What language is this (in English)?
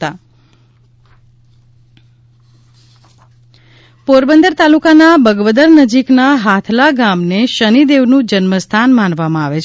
Gujarati